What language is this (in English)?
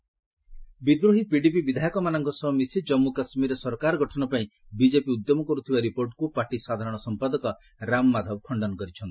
Odia